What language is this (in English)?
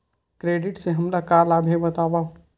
Chhattisgarhi